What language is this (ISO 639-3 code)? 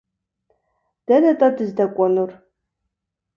kbd